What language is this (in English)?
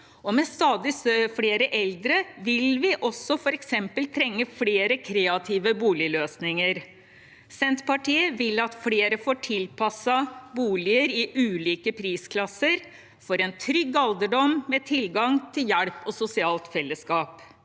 Norwegian